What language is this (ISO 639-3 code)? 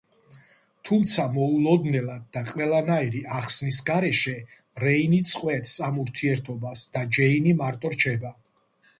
kat